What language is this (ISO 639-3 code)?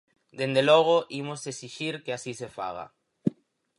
glg